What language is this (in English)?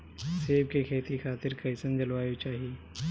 Bhojpuri